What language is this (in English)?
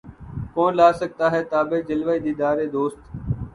Urdu